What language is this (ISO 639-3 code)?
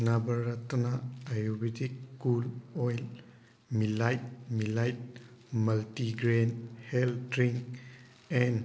mni